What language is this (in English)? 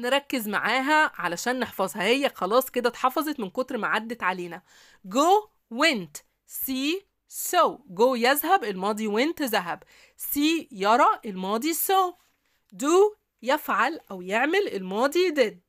Arabic